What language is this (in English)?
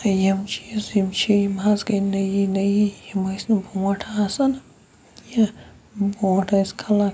Kashmiri